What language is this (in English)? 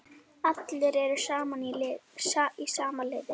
Icelandic